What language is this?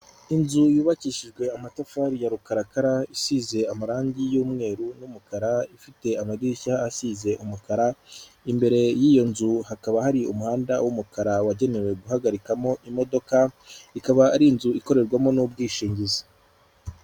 Kinyarwanda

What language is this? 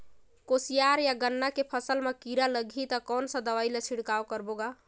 Chhattisgarhi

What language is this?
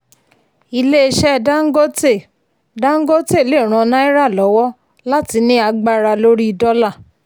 Yoruba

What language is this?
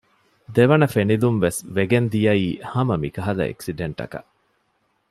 Divehi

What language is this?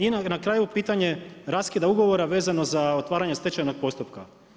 Croatian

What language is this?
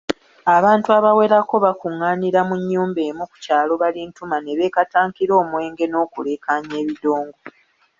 Ganda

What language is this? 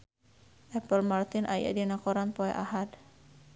Sundanese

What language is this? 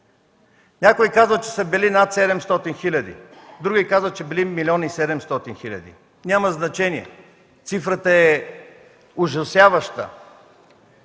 Bulgarian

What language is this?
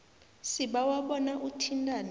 South Ndebele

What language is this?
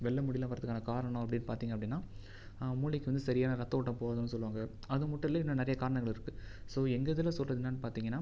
Tamil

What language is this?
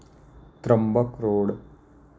Marathi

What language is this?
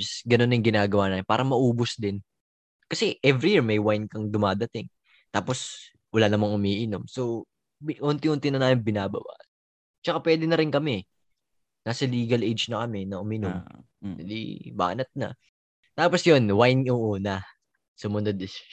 Filipino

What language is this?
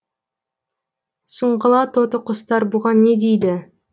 Kazakh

